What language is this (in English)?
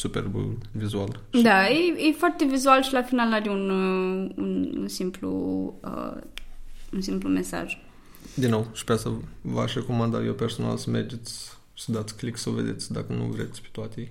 Romanian